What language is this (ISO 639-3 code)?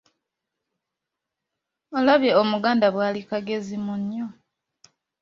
lug